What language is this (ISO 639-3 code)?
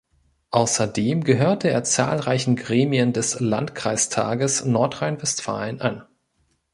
deu